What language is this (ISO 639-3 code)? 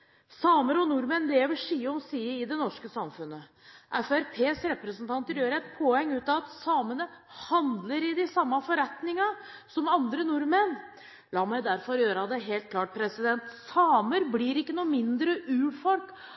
nob